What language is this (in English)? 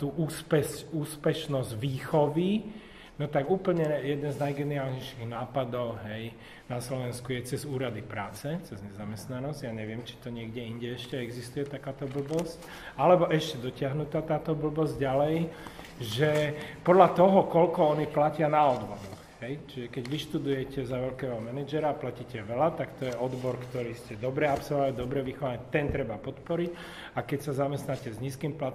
Slovak